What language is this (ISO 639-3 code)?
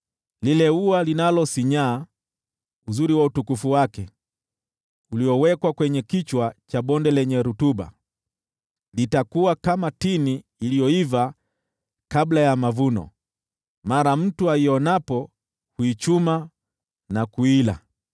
swa